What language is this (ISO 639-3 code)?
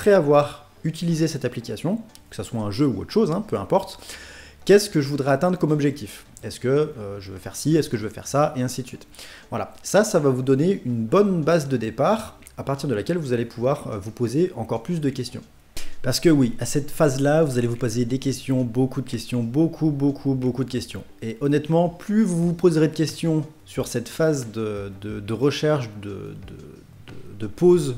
fra